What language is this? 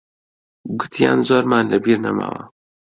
Central Kurdish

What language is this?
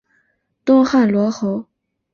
Chinese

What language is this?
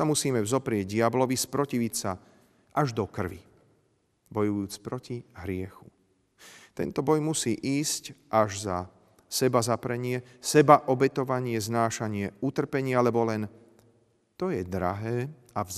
Slovak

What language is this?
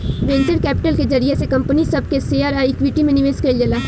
Bhojpuri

